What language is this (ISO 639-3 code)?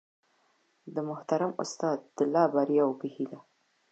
pus